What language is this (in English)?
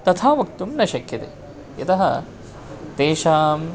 Sanskrit